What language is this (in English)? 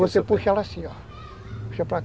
Portuguese